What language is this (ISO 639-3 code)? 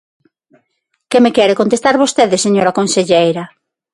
glg